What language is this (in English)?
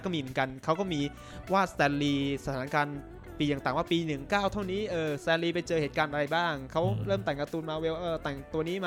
Thai